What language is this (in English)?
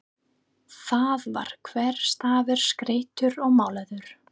Icelandic